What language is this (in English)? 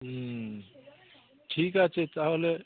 Bangla